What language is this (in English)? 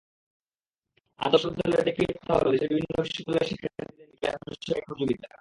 Bangla